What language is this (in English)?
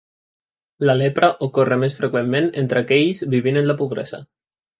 Catalan